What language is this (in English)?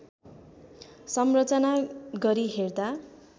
Nepali